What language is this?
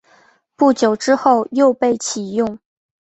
Chinese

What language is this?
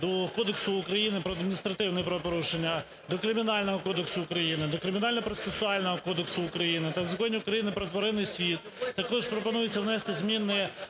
Ukrainian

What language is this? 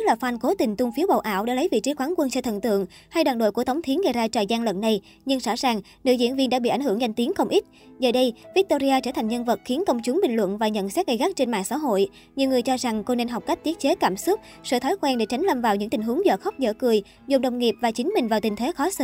Vietnamese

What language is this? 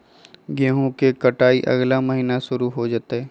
Magahi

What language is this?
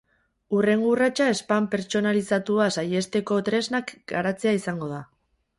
Basque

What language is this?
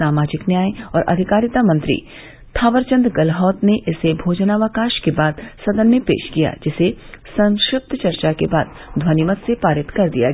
Hindi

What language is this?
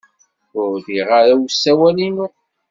Kabyle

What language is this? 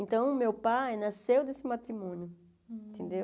Portuguese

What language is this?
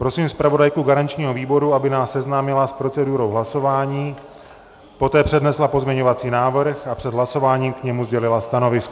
Czech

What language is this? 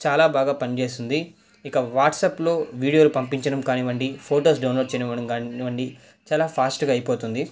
Telugu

